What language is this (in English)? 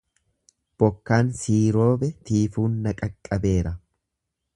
Oromo